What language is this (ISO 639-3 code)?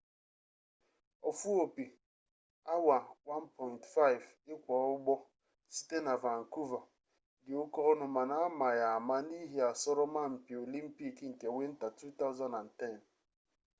ibo